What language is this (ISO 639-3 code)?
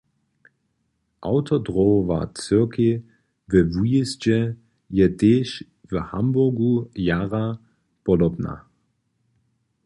hsb